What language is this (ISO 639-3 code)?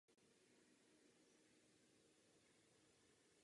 ces